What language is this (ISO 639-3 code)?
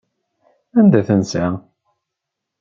kab